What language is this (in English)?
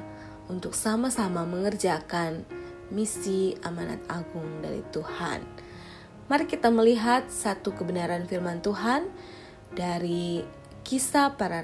Indonesian